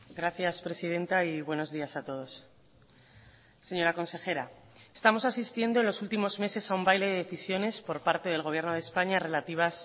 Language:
Spanish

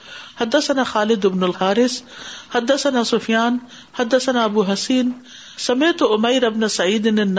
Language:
Urdu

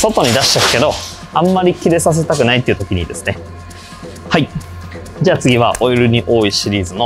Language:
Japanese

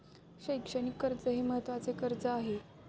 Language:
Marathi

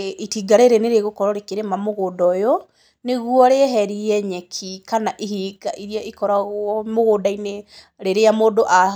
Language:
Kikuyu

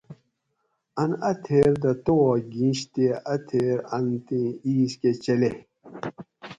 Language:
Gawri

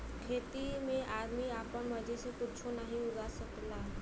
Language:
Bhojpuri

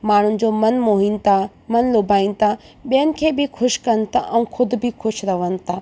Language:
Sindhi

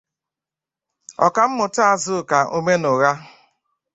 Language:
Igbo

